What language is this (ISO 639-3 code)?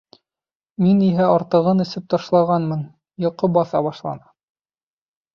bak